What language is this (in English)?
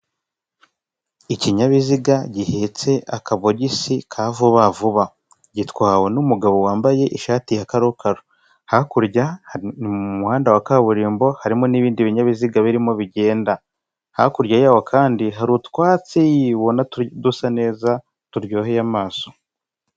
Kinyarwanda